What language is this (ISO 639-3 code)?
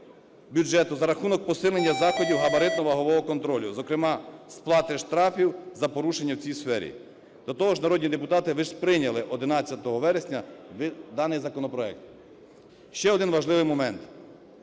ukr